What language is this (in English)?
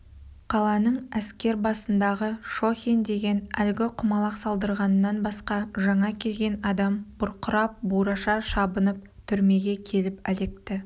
Kazakh